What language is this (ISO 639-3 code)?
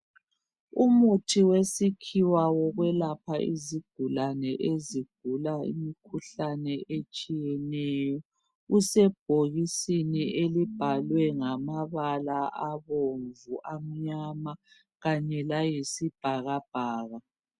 nde